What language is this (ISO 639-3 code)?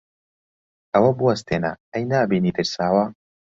ckb